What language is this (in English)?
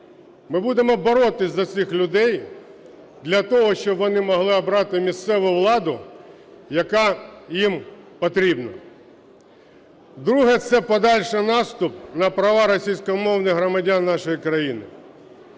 Ukrainian